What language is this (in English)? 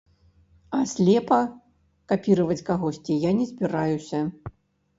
Belarusian